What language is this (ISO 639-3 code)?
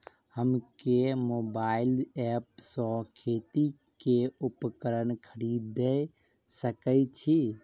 mai